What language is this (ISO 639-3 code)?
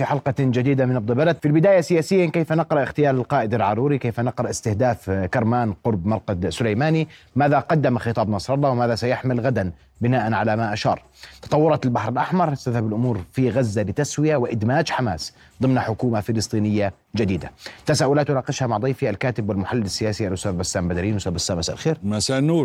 ara